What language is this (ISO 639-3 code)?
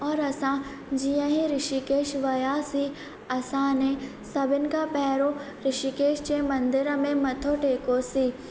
snd